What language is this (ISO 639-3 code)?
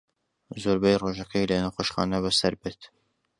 ckb